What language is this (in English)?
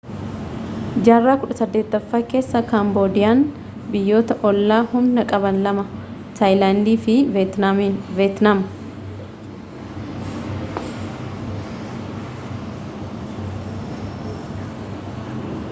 Oromo